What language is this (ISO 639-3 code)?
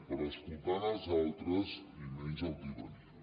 cat